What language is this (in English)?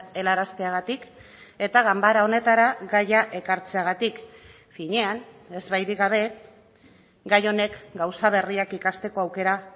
Basque